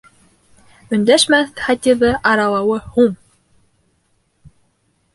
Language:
Bashkir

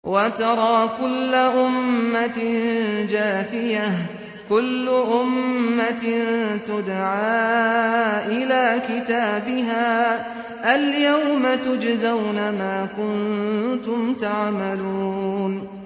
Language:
Arabic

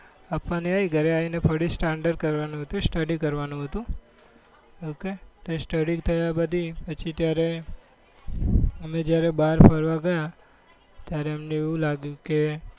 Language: Gujarati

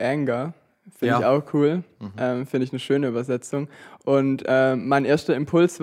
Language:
German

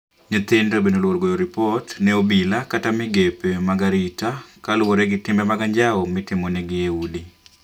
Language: Luo (Kenya and Tanzania)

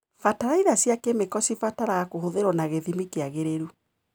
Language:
Kikuyu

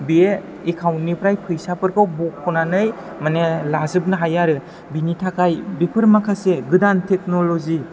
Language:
Bodo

